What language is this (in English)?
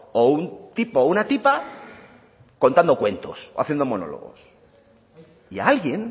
Spanish